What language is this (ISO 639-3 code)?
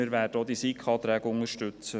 gsw